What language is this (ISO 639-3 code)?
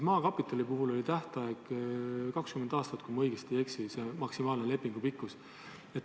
est